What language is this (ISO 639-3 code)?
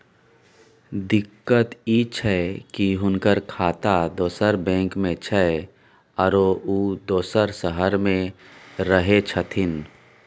mai